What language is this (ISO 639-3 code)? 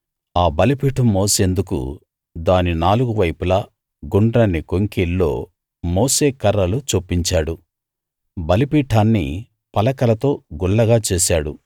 tel